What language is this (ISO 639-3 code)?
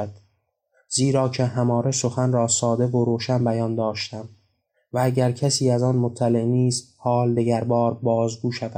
fas